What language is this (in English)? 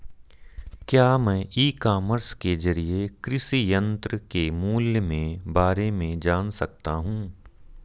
Hindi